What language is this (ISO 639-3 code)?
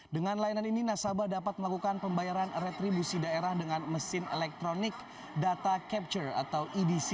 ind